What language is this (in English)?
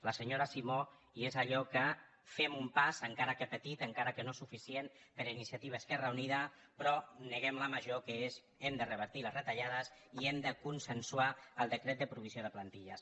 Catalan